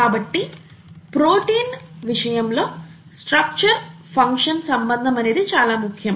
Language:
Telugu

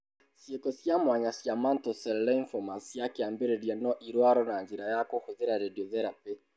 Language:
Kikuyu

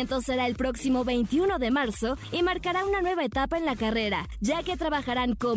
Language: Spanish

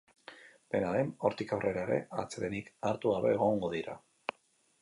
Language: Basque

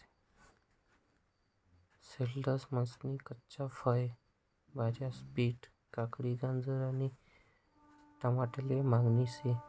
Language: Marathi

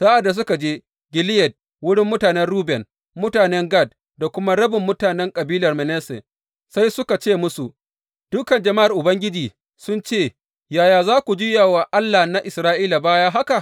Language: Hausa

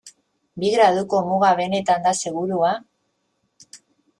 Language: Basque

